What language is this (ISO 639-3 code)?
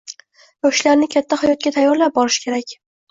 uzb